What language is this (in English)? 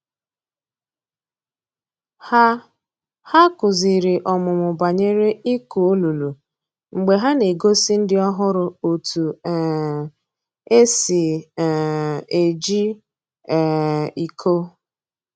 Igbo